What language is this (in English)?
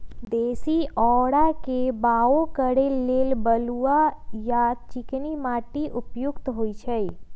Magahi